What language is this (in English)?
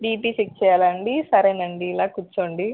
Telugu